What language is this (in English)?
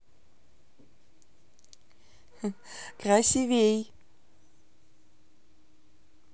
Russian